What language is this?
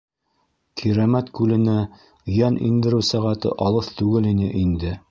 Bashkir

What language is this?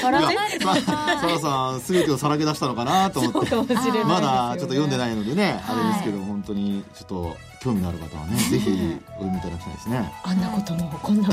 Japanese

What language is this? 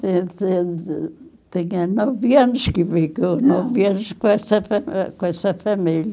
Portuguese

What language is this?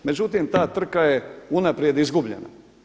Croatian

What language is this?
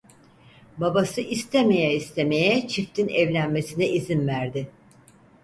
Turkish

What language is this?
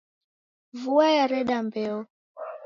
Taita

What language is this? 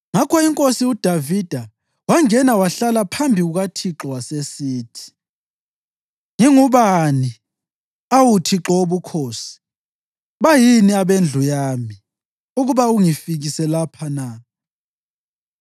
North Ndebele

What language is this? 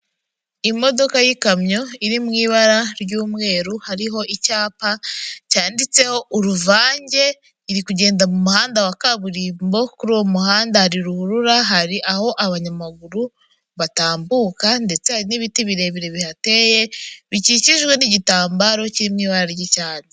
Kinyarwanda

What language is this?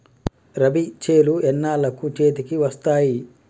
Telugu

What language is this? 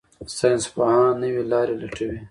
Pashto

